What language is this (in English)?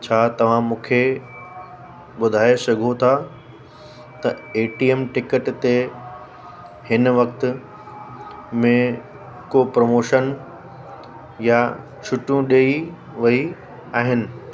Sindhi